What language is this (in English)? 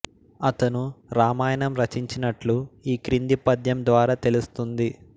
Telugu